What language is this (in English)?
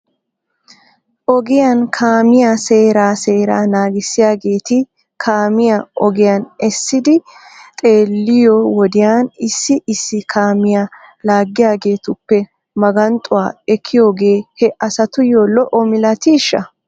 Wolaytta